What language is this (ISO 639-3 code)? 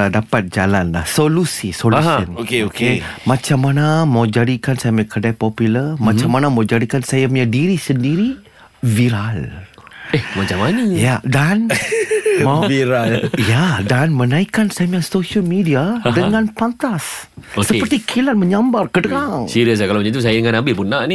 msa